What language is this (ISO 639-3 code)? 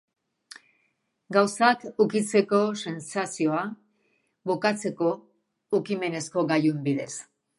eus